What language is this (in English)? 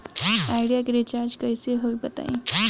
Bhojpuri